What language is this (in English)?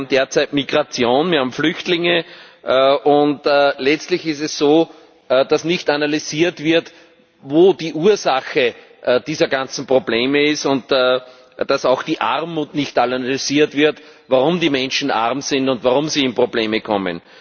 German